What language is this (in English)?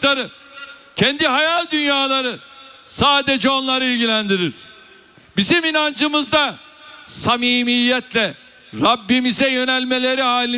Turkish